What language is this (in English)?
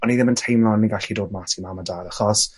Welsh